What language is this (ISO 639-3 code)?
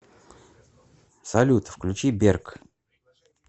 rus